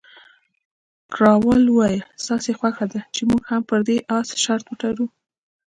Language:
Pashto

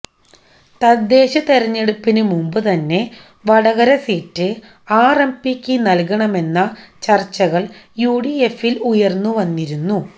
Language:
Malayalam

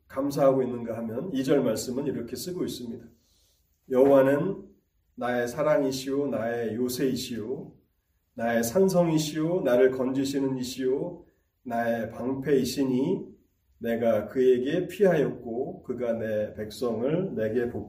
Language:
Korean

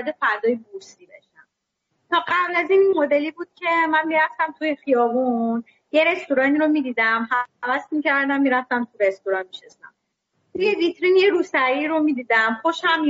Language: Persian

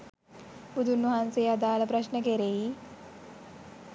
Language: Sinhala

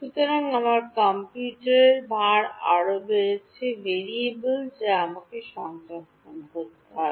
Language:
Bangla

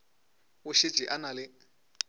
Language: Northern Sotho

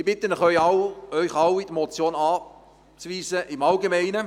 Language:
Swiss German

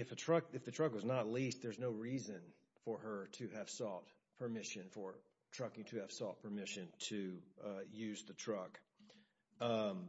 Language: English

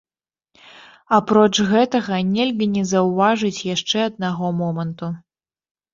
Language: Belarusian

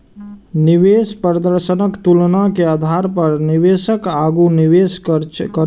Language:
Maithili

